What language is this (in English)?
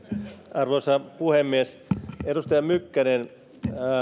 Finnish